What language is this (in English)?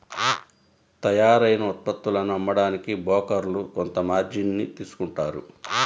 Telugu